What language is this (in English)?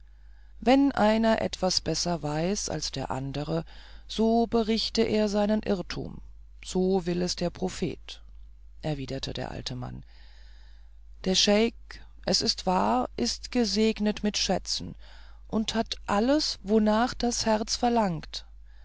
German